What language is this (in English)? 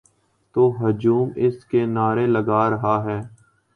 Urdu